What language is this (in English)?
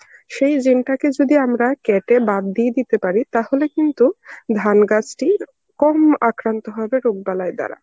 Bangla